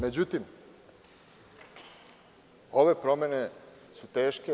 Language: Serbian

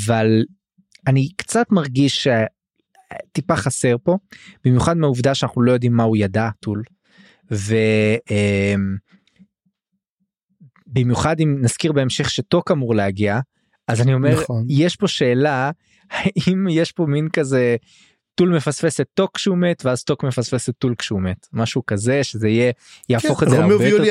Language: Hebrew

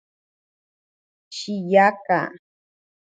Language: Ashéninka Perené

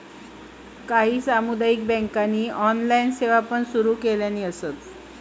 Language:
Marathi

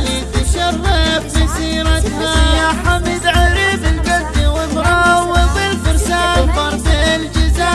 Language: Arabic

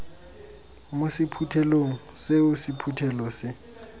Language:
Tswana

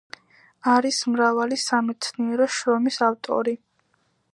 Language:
Georgian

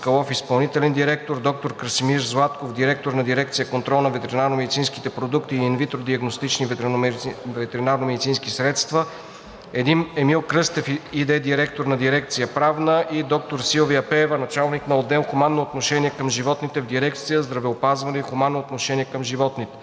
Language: Bulgarian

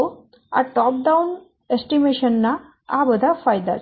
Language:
Gujarati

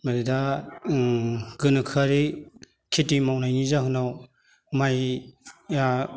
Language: Bodo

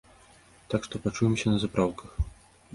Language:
Belarusian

